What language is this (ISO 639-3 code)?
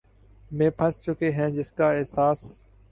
urd